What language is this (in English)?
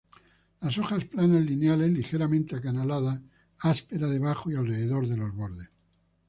Spanish